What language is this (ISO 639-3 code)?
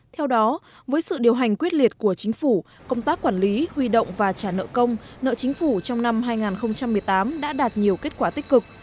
vie